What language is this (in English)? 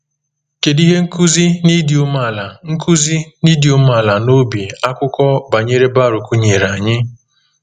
Igbo